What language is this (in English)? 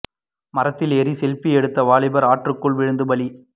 Tamil